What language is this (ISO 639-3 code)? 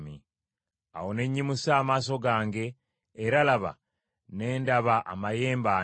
lug